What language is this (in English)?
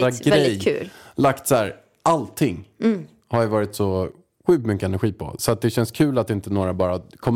Swedish